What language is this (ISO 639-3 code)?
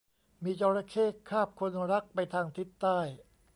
tha